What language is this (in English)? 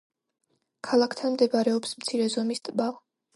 Georgian